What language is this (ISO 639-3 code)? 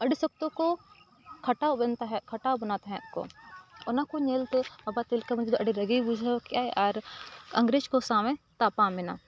sat